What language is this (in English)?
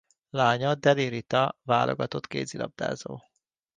Hungarian